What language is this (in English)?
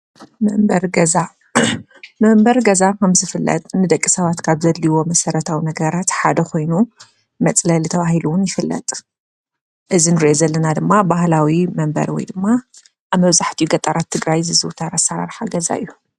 Tigrinya